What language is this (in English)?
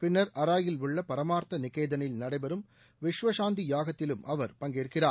Tamil